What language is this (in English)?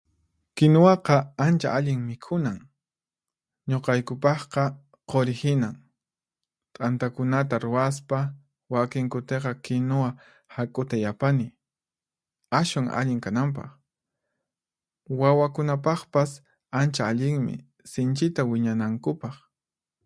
Puno Quechua